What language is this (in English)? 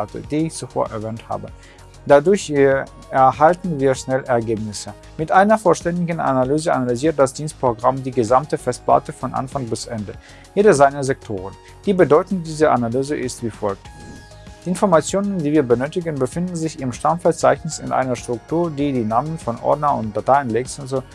German